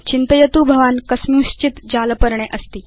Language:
Sanskrit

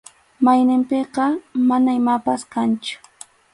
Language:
Arequipa-La Unión Quechua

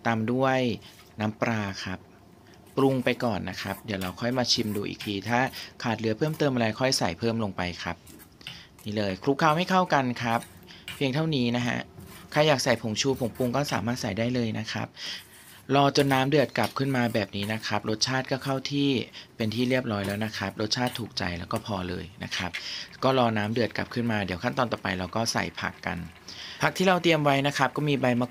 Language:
Thai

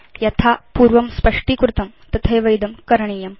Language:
Sanskrit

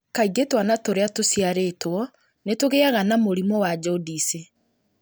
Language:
Kikuyu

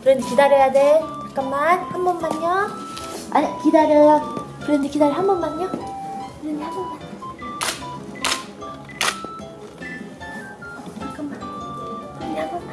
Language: Korean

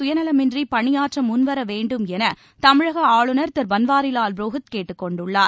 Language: Tamil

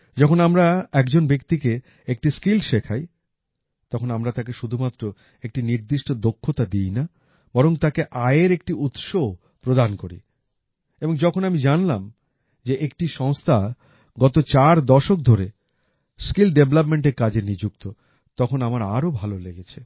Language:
Bangla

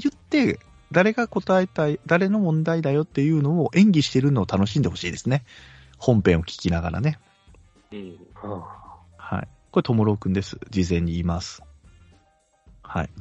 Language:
Japanese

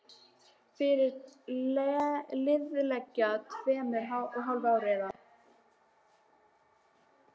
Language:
Icelandic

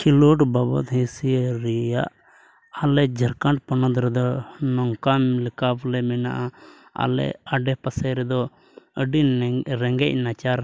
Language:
Santali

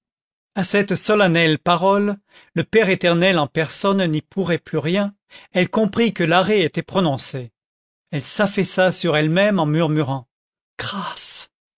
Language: French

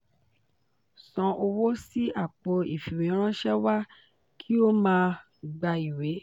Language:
Yoruba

